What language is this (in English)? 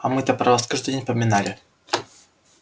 Russian